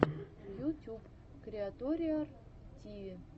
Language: Russian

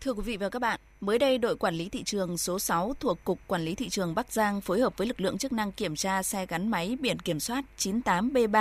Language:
Vietnamese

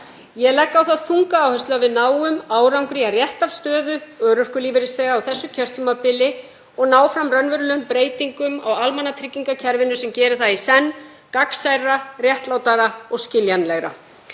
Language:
Icelandic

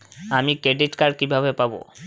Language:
Bangla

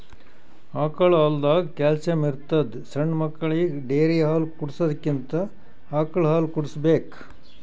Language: Kannada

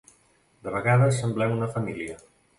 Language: Catalan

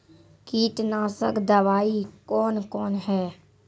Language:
Maithili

